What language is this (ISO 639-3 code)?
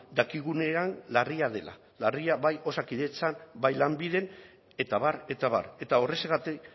eus